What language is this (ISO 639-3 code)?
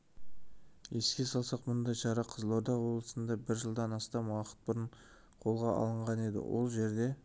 kaz